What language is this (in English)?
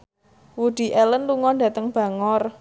Javanese